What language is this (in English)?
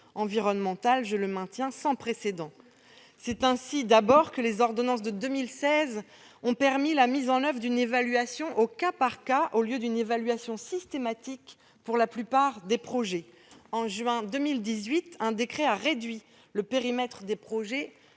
French